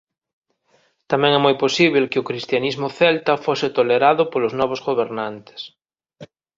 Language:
Galician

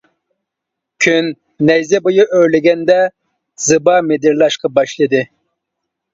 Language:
Uyghur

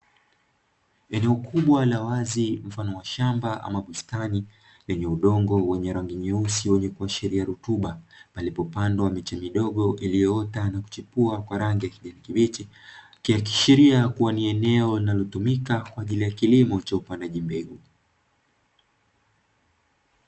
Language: Swahili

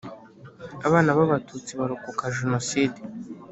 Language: Kinyarwanda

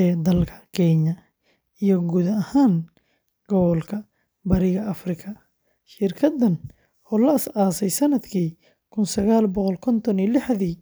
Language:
Somali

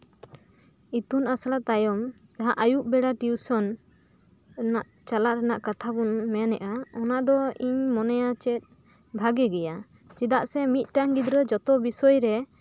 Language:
Santali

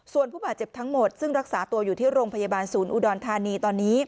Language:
Thai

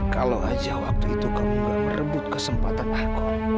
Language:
Indonesian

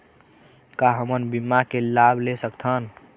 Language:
Chhattisgarhi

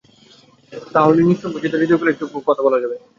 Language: Bangla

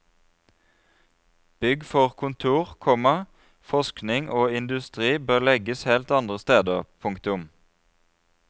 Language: Norwegian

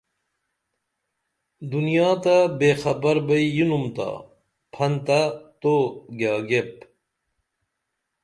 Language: Dameli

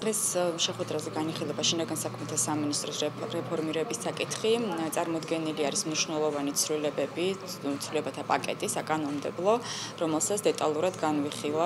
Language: Romanian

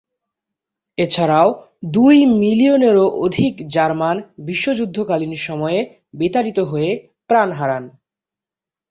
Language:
Bangla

